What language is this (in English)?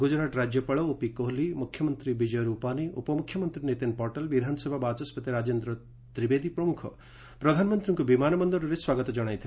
Odia